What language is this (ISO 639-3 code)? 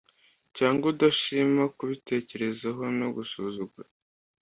kin